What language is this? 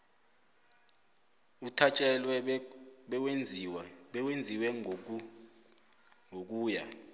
South Ndebele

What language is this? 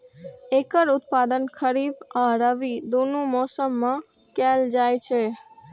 Maithili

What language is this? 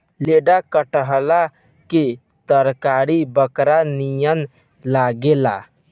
Bhojpuri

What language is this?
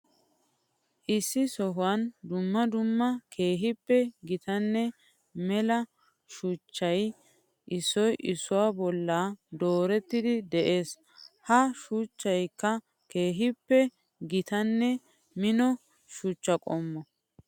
Wolaytta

